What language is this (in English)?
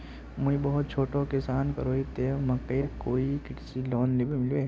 Magahi